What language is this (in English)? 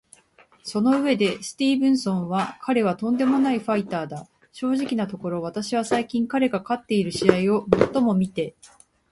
Japanese